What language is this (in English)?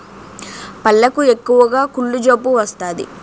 Telugu